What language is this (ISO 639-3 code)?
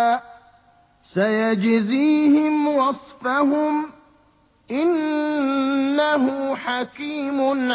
ara